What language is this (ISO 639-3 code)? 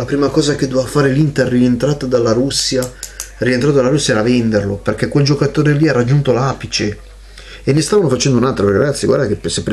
ita